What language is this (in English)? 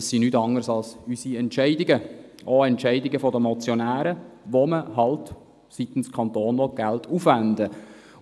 Swiss German